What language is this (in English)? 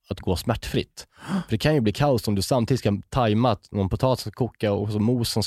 Swedish